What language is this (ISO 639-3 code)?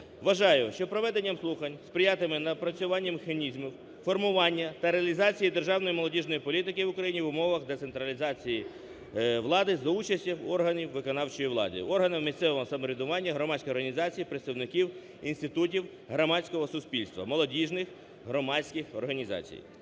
ukr